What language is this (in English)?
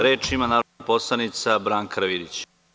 Serbian